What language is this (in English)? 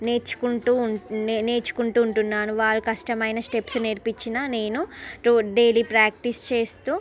Telugu